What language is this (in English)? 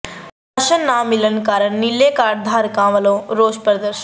Punjabi